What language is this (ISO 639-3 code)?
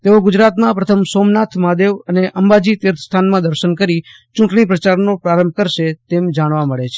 guj